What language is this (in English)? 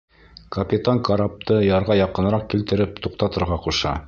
Bashkir